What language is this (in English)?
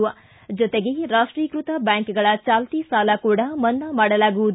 Kannada